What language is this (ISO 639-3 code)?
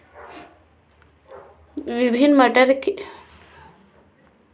mag